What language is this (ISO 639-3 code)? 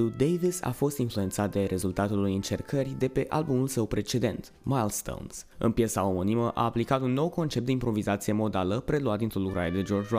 ron